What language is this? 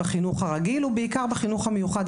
Hebrew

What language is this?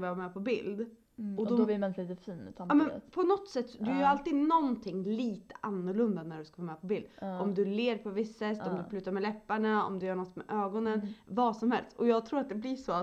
Swedish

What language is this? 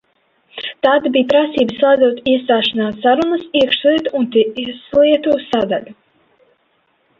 Latvian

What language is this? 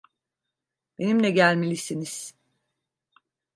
Turkish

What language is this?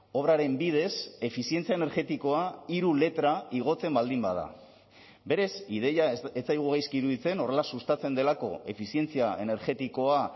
Basque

